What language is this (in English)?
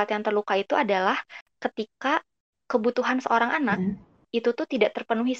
Indonesian